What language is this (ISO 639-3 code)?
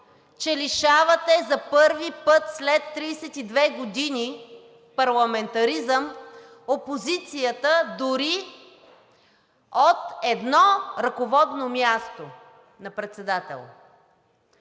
bul